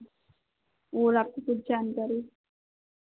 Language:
Hindi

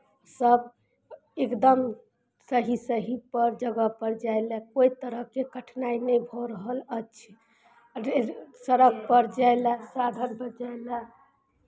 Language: Maithili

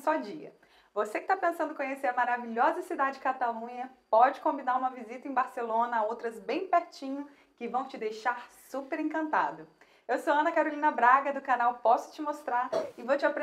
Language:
Portuguese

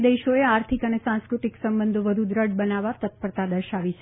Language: Gujarati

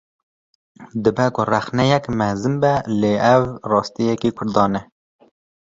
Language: Kurdish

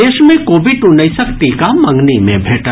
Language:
Maithili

